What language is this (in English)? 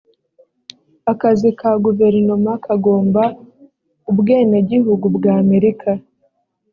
Kinyarwanda